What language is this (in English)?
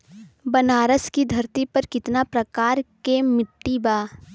Bhojpuri